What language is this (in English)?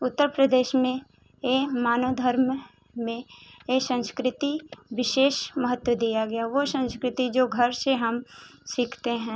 Hindi